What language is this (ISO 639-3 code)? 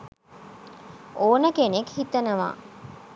sin